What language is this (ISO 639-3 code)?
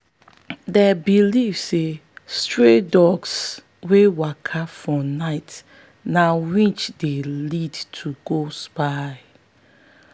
pcm